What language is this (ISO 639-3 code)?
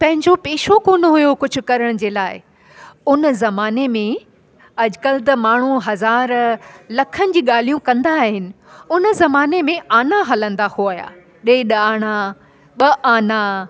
snd